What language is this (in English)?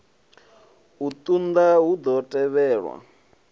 Venda